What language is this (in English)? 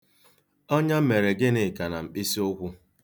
Igbo